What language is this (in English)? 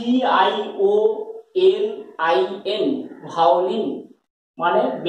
Hindi